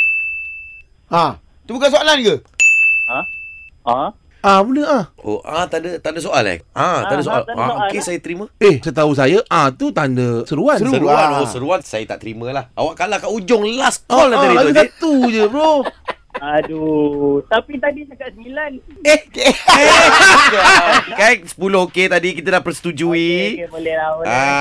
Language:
Malay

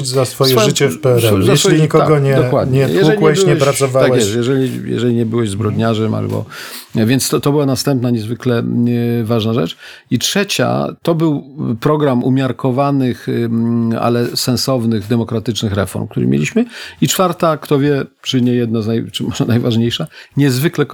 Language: Polish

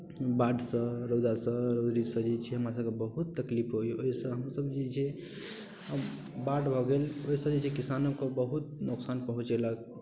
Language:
Maithili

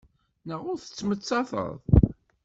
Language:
Kabyle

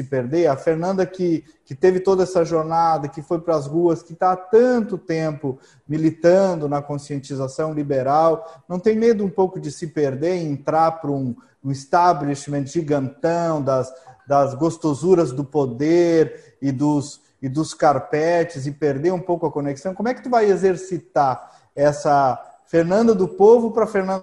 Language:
Portuguese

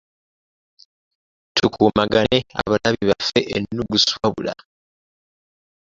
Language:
Ganda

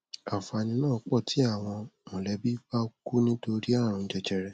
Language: Yoruba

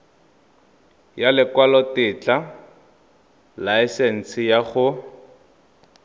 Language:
Tswana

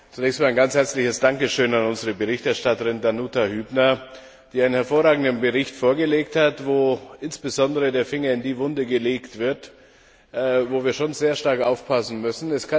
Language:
German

